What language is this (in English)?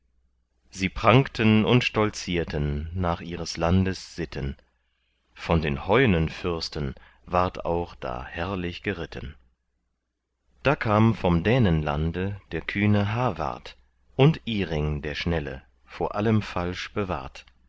German